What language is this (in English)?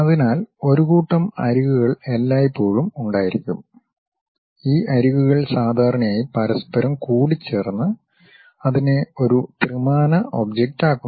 Malayalam